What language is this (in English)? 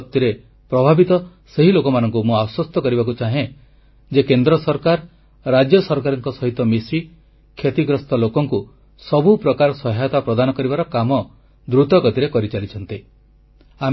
Odia